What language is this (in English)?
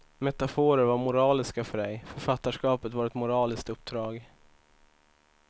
Swedish